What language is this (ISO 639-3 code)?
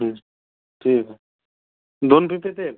mar